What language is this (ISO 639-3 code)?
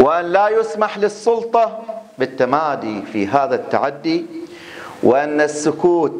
ara